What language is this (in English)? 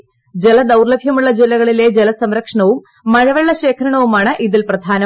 Malayalam